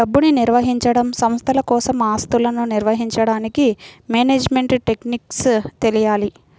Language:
Telugu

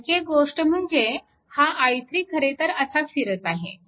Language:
Marathi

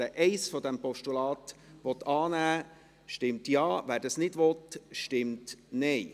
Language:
Swiss German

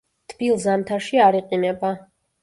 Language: Georgian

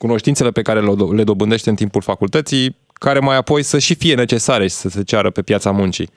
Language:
Romanian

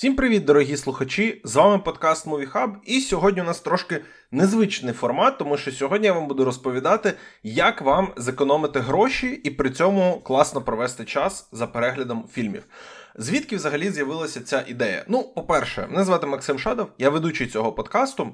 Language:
Ukrainian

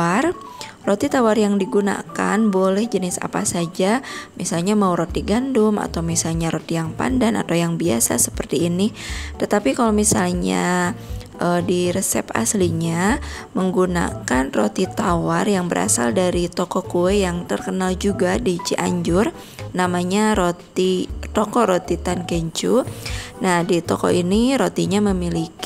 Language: Indonesian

